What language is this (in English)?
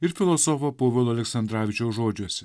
Lithuanian